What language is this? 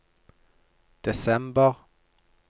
Norwegian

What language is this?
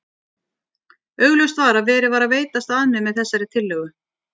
Icelandic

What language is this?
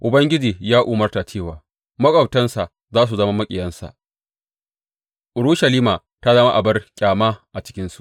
Hausa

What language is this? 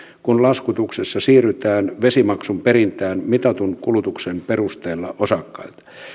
Finnish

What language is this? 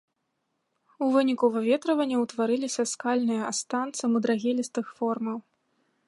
Belarusian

